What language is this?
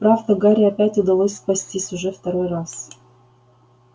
Russian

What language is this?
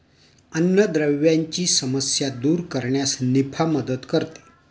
Marathi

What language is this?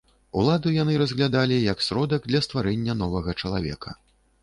Belarusian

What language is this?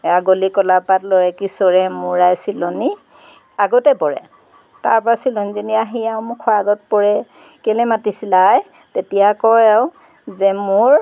Assamese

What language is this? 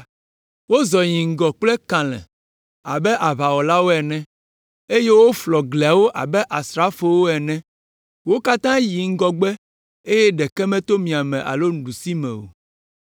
Ewe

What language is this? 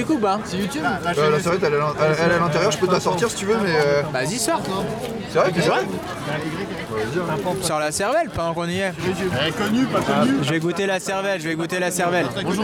French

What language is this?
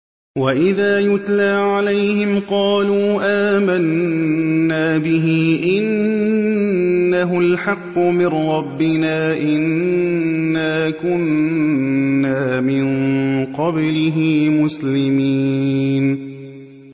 Arabic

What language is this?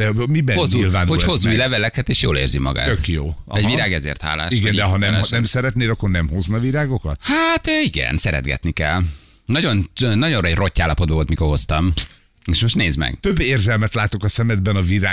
Hungarian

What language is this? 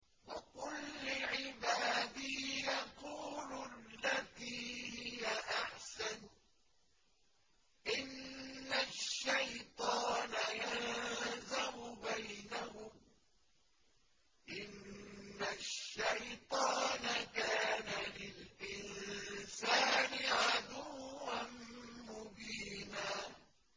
Arabic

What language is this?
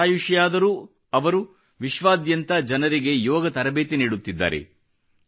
Kannada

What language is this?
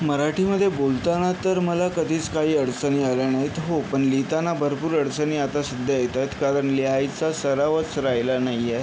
Marathi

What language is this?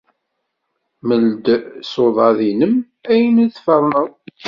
Kabyle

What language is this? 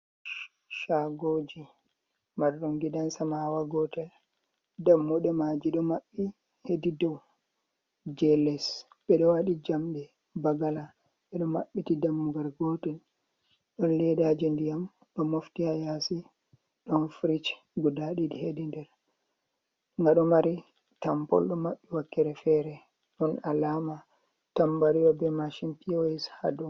Fula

